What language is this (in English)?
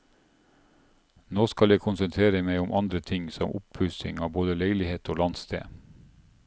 Norwegian